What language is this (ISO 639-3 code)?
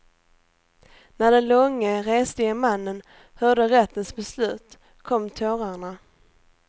swe